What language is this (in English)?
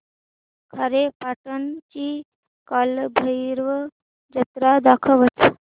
Marathi